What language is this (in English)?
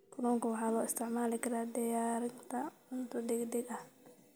Somali